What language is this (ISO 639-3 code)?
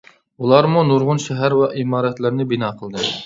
uig